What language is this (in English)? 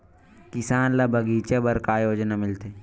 Chhattisgarhi